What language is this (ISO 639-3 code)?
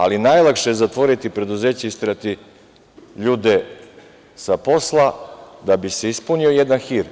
srp